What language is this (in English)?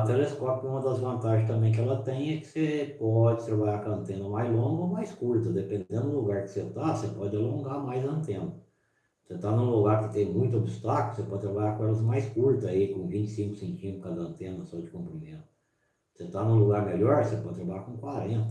Portuguese